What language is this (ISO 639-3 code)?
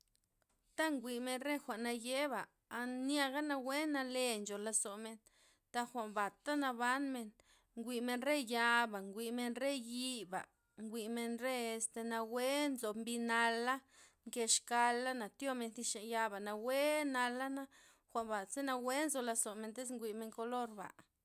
ztp